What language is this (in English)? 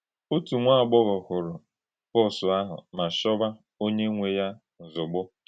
Igbo